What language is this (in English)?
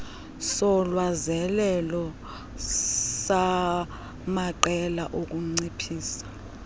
Xhosa